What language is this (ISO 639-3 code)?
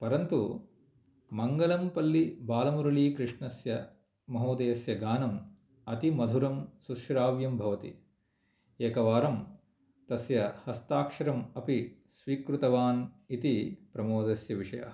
san